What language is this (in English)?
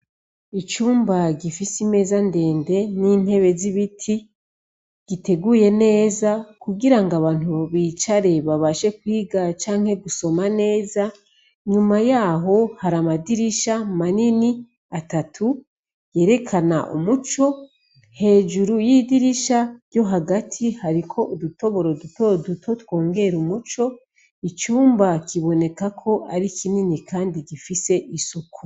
Rundi